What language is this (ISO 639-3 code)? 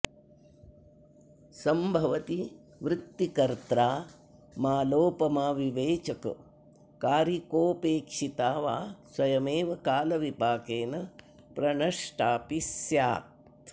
san